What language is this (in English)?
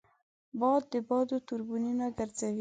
Pashto